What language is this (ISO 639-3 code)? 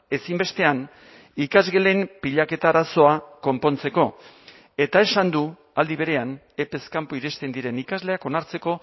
eus